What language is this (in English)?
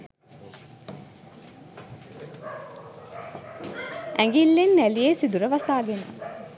Sinhala